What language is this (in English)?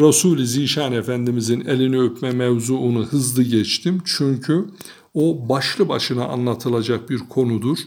Turkish